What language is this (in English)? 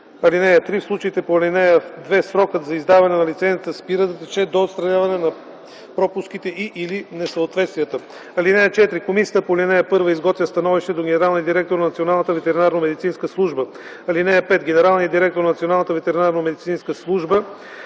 Bulgarian